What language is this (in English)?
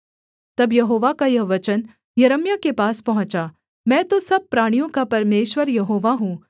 Hindi